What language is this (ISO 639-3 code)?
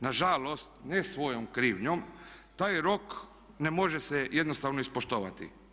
hrv